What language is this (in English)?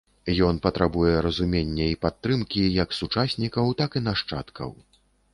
Belarusian